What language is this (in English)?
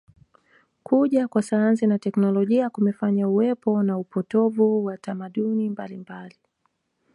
Swahili